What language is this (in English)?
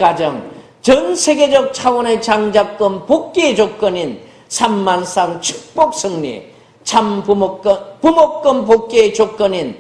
Korean